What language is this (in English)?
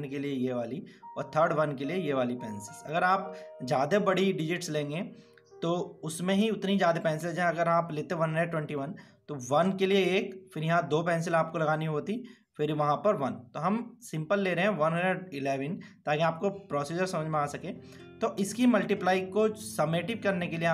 Hindi